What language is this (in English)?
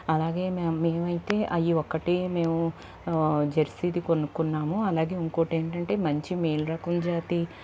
Telugu